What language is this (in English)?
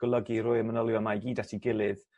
Welsh